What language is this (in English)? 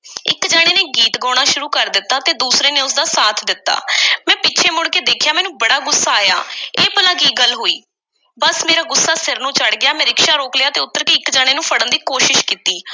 Punjabi